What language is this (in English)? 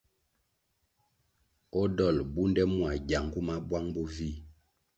Kwasio